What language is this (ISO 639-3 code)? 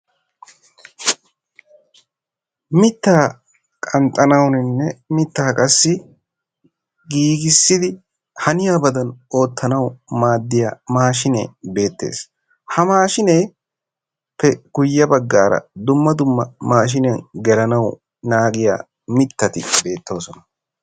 wal